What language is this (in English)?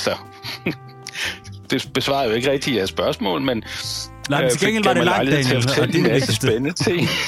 Danish